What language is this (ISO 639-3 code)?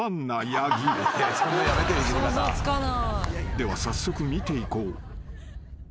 jpn